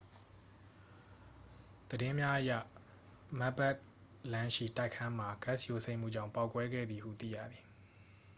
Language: Burmese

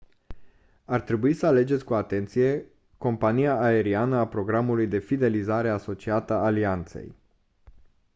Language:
Romanian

